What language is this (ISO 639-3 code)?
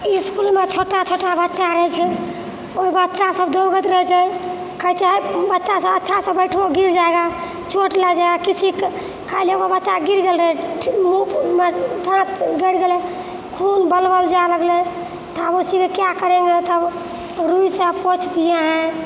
mai